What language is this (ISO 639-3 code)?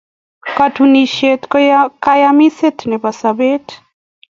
kln